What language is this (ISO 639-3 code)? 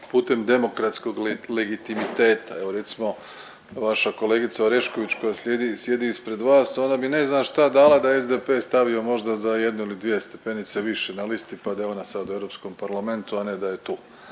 hrv